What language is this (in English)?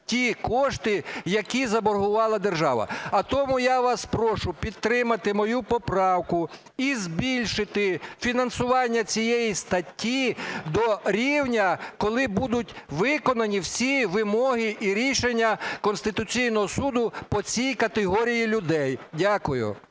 Ukrainian